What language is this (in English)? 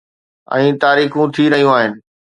Sindhi